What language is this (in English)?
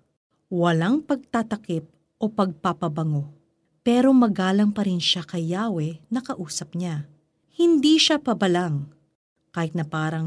Filipino